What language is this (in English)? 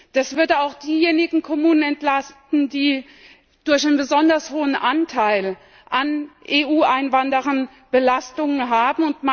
German